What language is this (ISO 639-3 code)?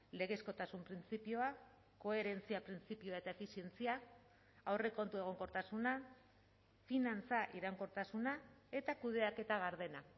eus